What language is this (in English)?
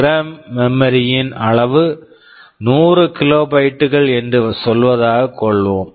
Tamil